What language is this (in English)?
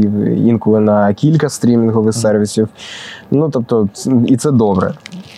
Ukrainian